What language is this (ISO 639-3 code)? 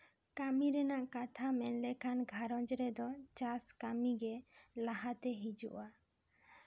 sat